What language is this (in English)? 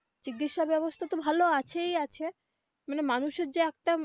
Bangla